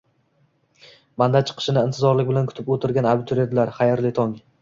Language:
Uzbek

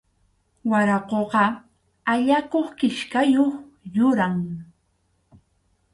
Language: Arequipa-La Unión Quechua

